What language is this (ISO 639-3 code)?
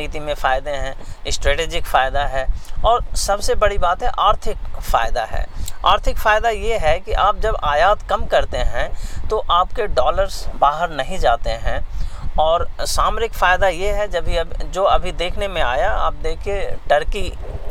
hin